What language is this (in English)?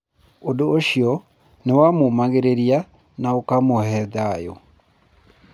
Kikuyu